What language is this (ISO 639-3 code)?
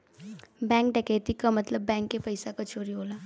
bho